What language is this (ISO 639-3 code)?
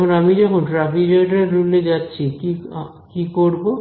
ben